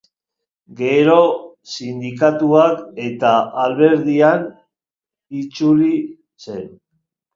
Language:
Basque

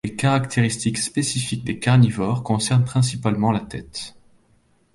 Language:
French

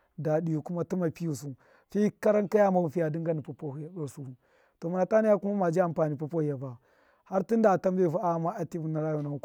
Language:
Miya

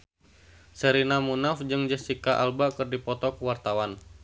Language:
Sundanese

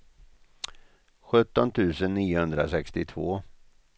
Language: Swedish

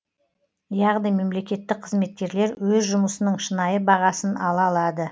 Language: Kazakh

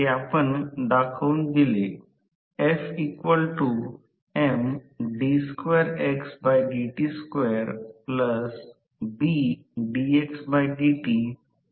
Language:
Marathi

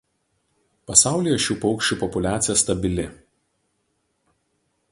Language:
Lithuanian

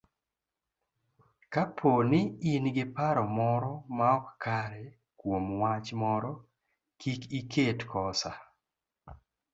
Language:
Luo (Kenya and Tanzania)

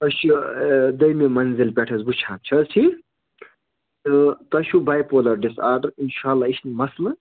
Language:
Kashmiri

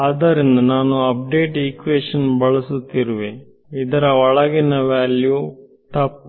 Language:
Kannada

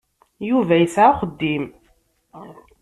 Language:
Kabyle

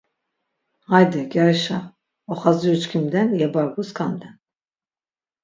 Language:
Laz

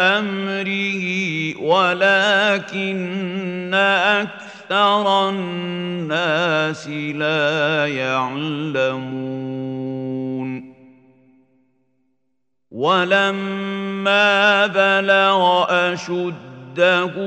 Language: Arabic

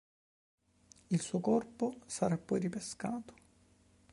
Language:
Italian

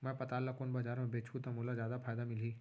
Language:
Chhattisgarhi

